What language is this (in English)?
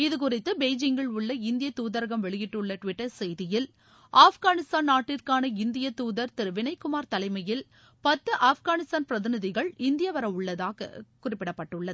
Tamil